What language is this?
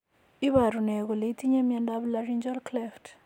Kalenjin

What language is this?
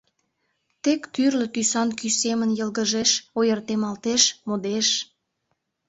Mari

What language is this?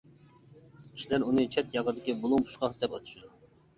Uyghur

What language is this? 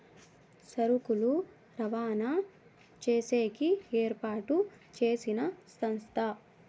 Telugu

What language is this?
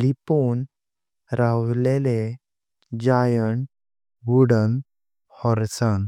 Konkani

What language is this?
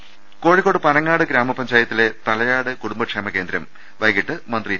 Malayalam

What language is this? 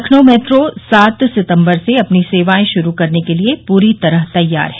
Hindi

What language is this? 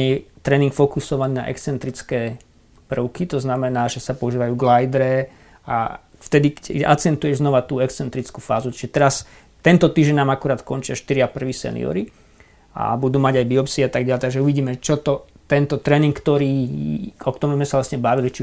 Slovak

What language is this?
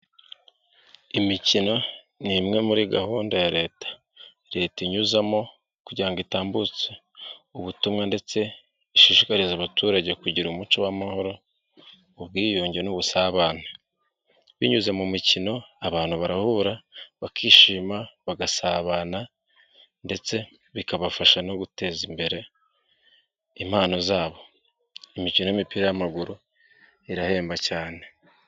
Kinyarwanda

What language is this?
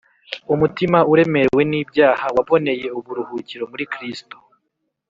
Kinyarwanda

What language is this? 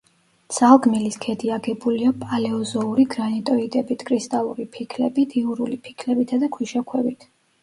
Georgian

